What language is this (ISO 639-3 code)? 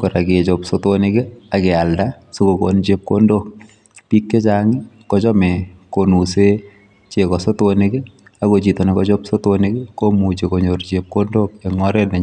kln